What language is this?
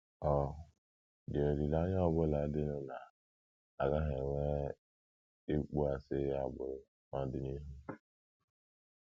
Igbo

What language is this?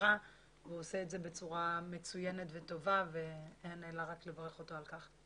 Hebrew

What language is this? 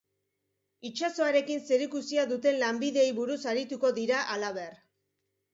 Basque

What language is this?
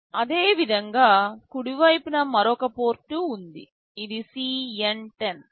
Telugu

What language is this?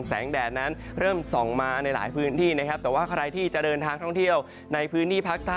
Thai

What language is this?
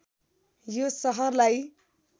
Nepali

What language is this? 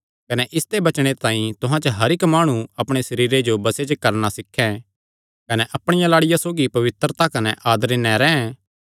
Kangri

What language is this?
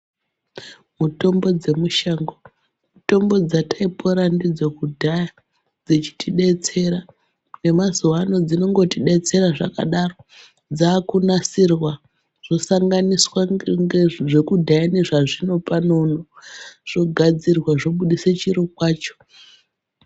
Ndau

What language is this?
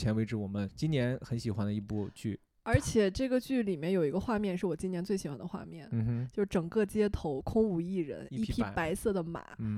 Chinese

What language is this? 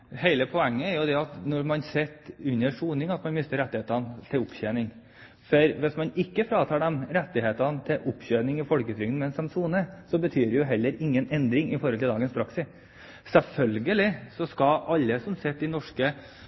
Norwegian Bokmål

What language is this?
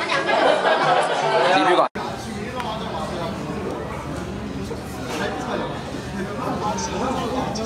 Korean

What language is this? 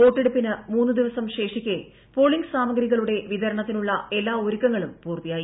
Malayalam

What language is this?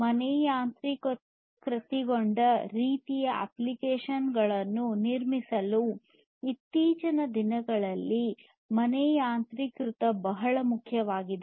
Kannada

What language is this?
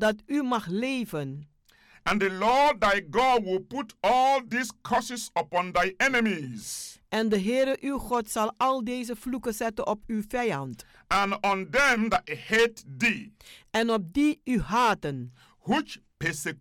Dutch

